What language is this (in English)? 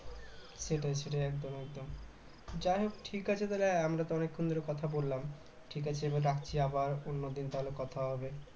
Bangla